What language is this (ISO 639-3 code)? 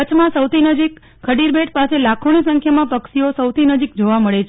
guj